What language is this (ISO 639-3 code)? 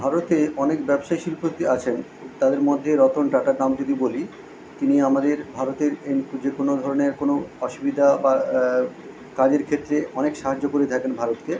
ben